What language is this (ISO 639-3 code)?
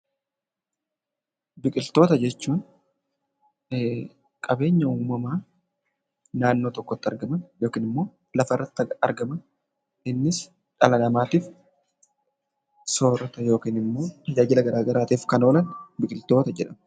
orm